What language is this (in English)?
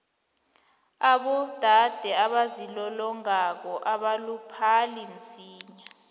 South Ndebele